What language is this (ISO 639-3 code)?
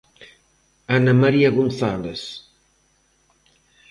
glg